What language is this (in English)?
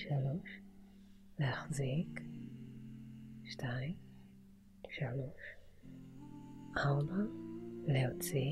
Hebrew